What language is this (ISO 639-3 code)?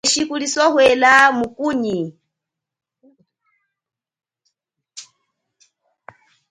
cjk